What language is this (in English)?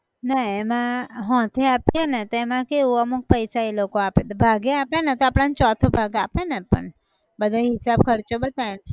Gujarati